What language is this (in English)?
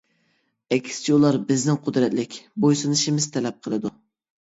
Uyghur